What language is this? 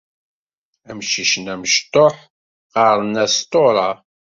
Kabyle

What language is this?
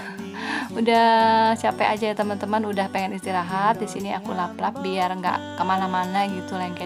Indonesian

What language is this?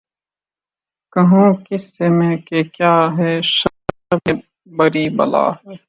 Urdu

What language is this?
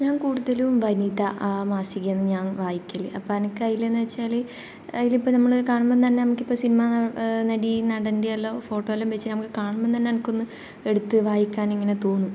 Malayalam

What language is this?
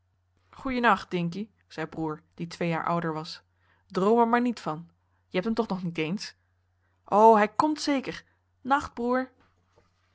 Dutch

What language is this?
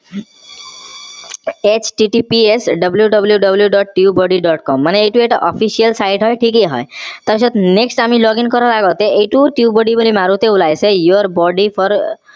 Assamese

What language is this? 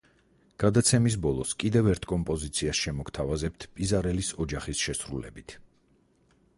Georgian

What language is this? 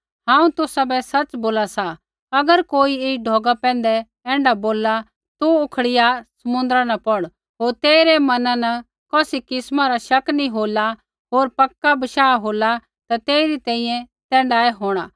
Kullu Pahari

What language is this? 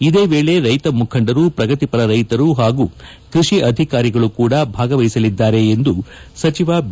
Kannada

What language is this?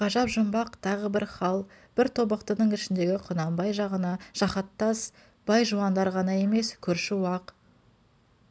Kazakh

